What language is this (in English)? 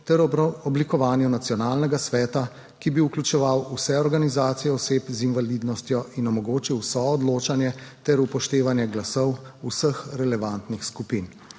Slovenian